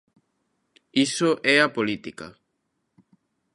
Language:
Galician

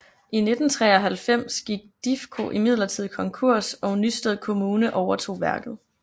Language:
Danish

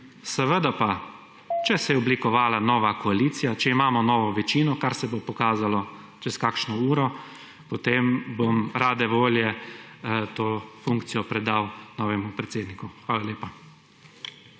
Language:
Slovenian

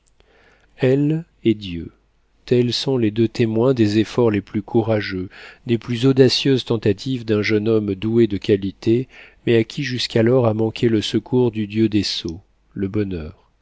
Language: French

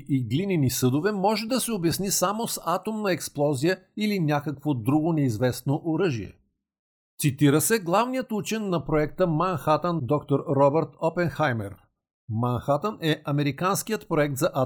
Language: Bulgarian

